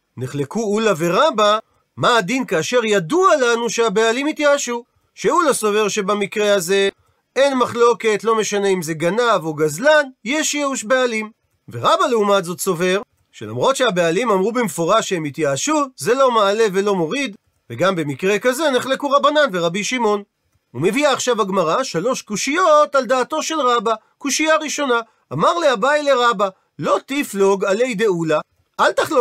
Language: Hebrew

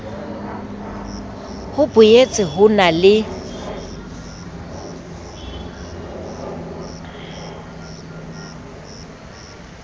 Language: Southern Sotho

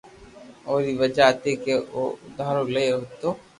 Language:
Loarki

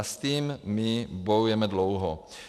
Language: Czech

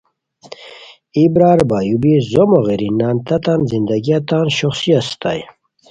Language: Khowar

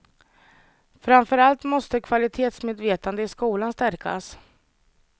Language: Swedish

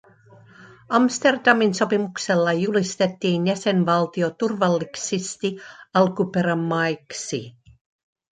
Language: Finnish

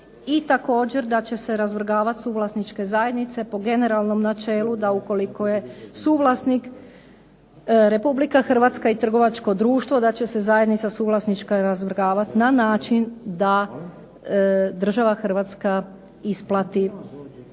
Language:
Croatian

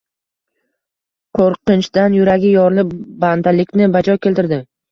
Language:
Uzbek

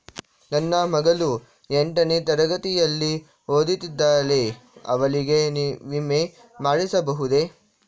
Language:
Kannada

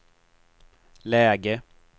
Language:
Swedish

